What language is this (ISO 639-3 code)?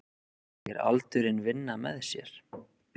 isl